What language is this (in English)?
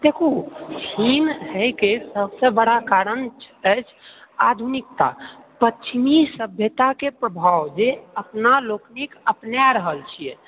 Maithili